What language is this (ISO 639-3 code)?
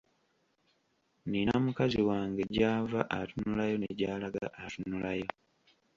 lug